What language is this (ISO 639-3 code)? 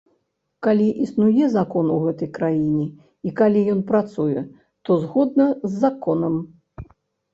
bel